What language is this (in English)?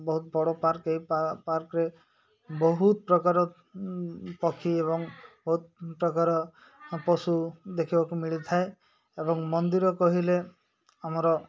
Odia